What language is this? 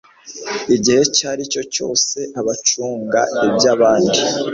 Kinyarwanda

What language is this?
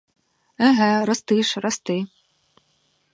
Ukrainian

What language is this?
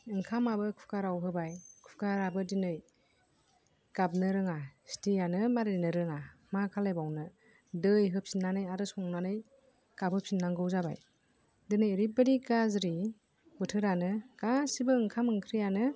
Bodo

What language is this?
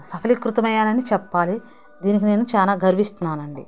Telugu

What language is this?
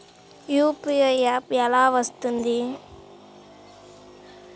Telugu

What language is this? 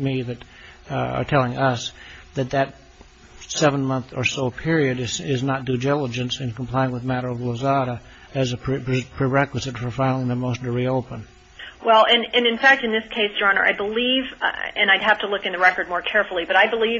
English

